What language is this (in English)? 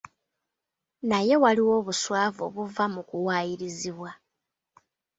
Ganda